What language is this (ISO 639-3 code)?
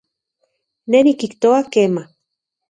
ncx